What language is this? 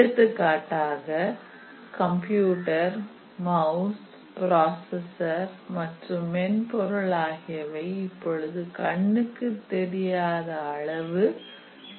Tamil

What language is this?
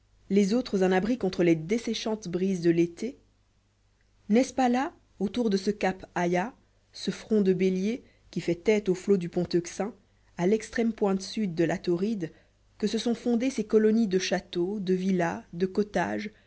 French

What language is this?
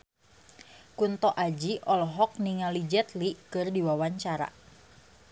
Sundanese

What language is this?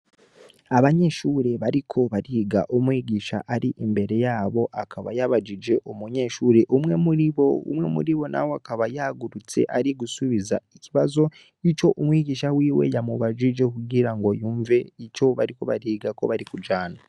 Rundi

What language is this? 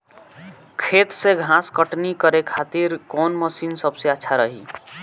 Bhojpuri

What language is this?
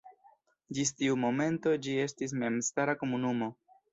Esperanto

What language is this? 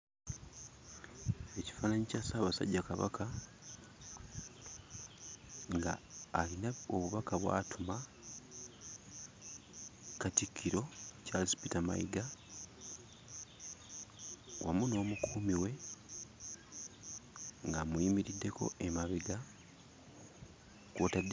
Ganda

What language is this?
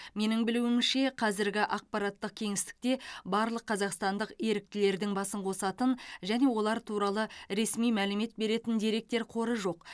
Kazakh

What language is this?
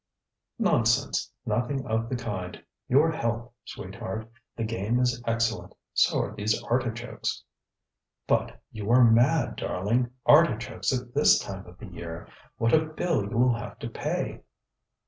English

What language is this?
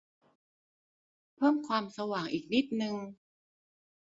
Thai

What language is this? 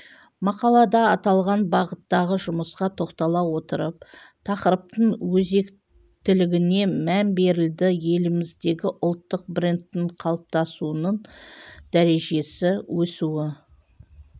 Kazakh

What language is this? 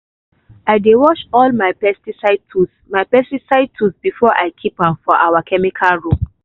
Nigerian Pidgin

